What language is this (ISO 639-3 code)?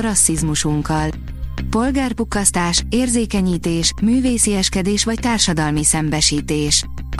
hun